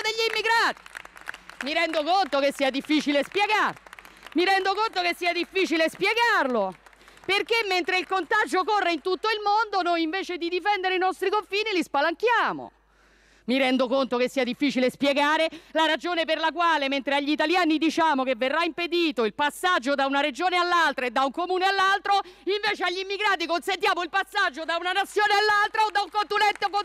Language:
Italian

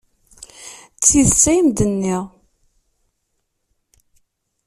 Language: Kabyle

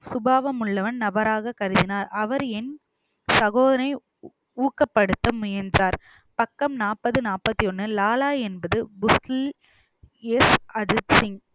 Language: Tamil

